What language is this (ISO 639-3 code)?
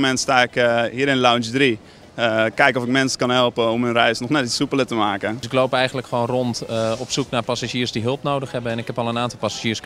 nld